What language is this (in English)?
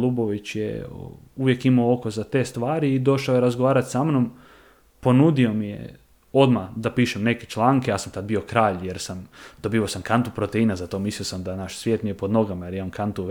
Croatian